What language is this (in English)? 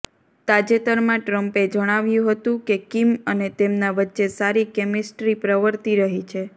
Gujarati